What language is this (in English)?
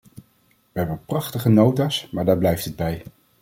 Dutch